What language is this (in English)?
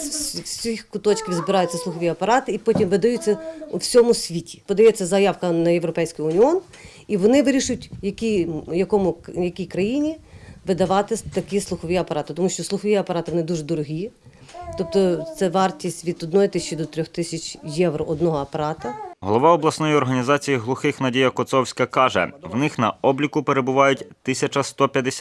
Ukrainian